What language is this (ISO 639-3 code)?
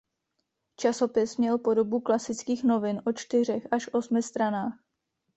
ces